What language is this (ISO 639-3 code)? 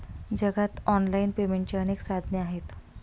mar